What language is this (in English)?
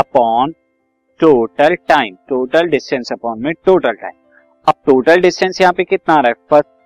Hindi